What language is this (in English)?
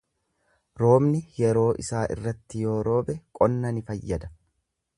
Oromo